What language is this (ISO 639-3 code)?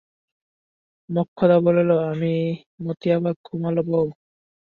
ben